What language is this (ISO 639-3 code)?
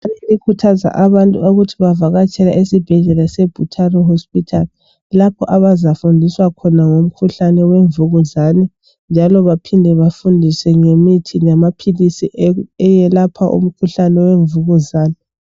nde